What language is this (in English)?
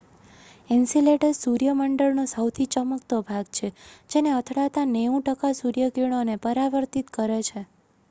Gujarati